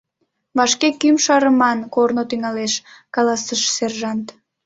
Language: Mari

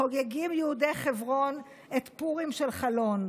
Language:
Hebrew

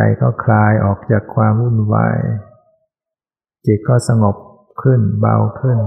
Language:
Thai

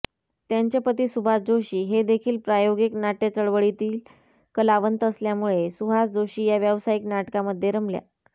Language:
Marathi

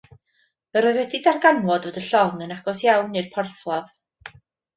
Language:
Welsh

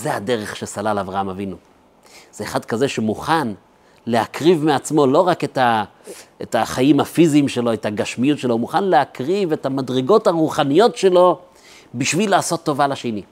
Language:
Hebrew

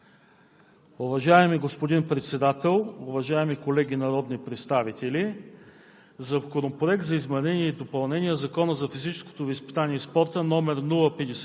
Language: Bulgarian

